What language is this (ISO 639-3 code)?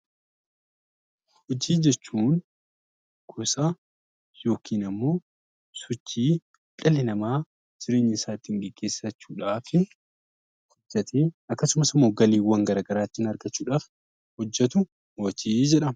orm